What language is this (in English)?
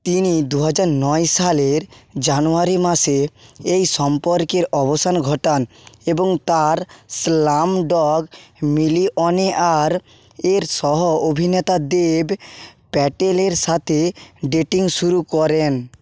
Bangla